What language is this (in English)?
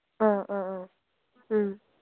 Manipuri